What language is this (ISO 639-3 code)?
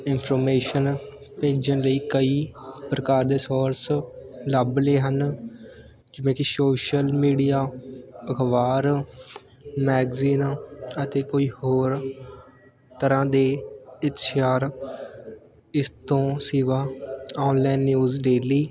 pan